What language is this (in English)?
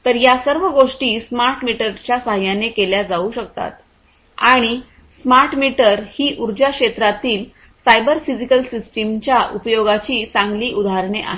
Marathi